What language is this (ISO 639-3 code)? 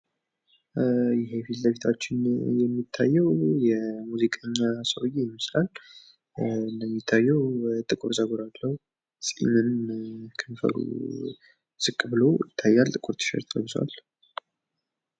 amh